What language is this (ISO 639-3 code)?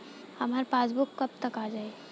bho